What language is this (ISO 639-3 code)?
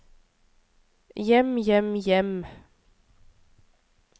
nor